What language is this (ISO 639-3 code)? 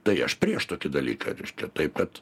lit